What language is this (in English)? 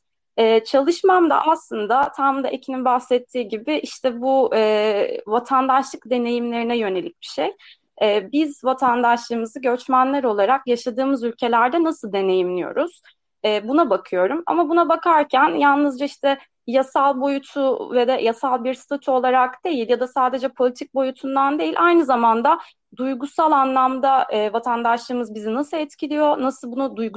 Turkish